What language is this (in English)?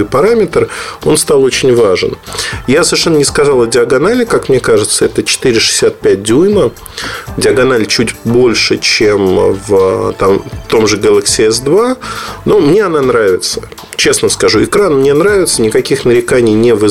Russian